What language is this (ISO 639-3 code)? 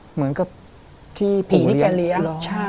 tha